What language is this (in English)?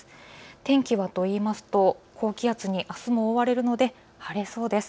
Japanese